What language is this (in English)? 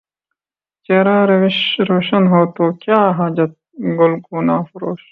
Urdu